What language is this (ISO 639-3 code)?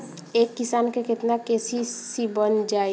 bho